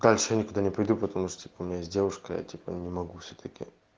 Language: Russian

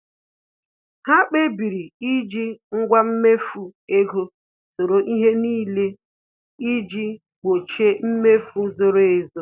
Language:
Igbo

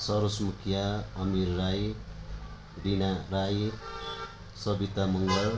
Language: Nepali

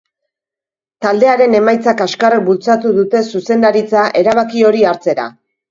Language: Basque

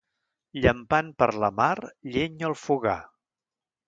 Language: Catalan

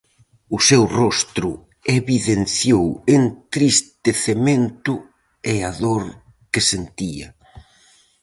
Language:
Galician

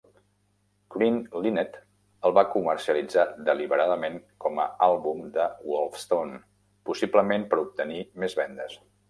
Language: Catalan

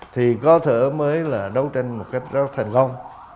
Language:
Vietnamese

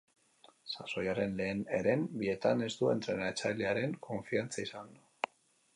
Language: Basque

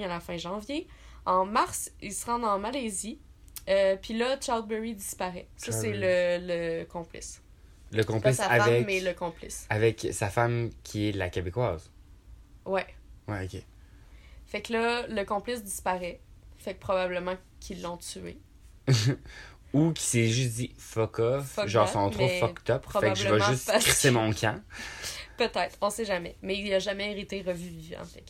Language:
French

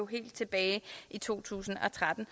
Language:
Danish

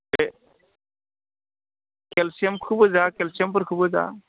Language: Bodo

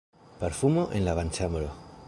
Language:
Esperanto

